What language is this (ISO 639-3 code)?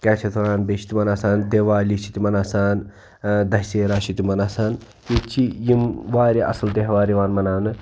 kas